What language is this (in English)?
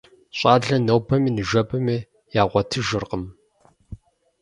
Kabardian